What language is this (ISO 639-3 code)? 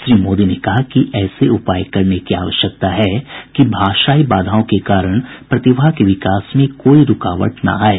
hin